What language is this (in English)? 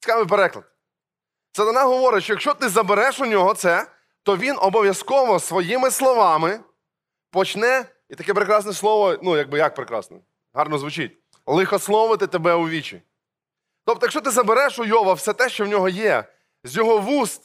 Ukrainian